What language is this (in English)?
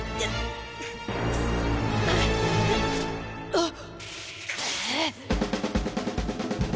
Japanese